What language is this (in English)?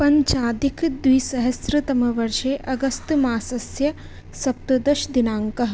Sanskrit